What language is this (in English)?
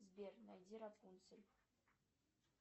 Russian